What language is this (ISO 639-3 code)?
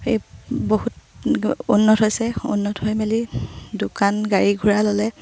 asm